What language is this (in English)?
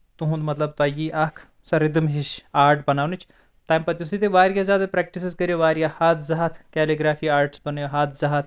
Kashmiri